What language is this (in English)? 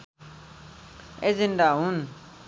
Nepali